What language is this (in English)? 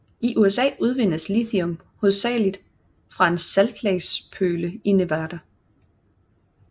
Danish